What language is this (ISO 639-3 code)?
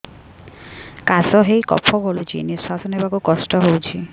ori